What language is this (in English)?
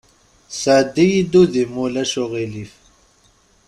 Kabyle